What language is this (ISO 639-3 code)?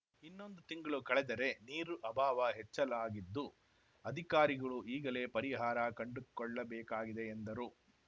kan